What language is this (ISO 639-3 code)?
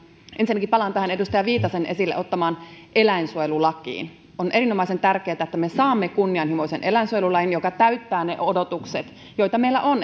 fin